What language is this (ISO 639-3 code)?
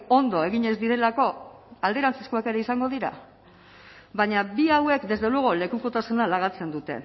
eus